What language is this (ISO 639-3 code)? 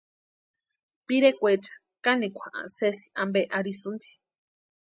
pua